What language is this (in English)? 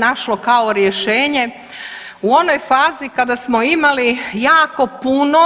Croatian